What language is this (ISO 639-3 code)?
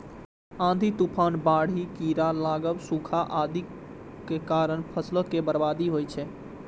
mai